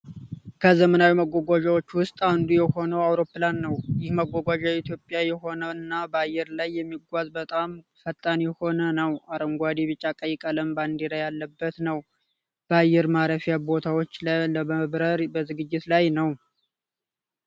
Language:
Amharic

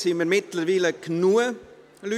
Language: Swiss German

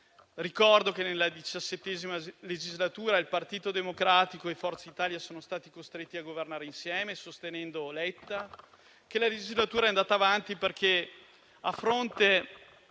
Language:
Italian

